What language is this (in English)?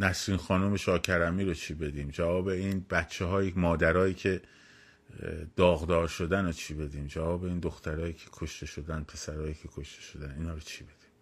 Persian